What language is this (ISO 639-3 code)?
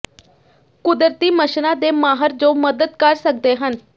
pan